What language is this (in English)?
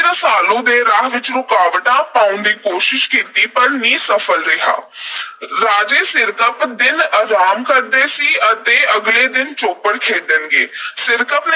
Punjabi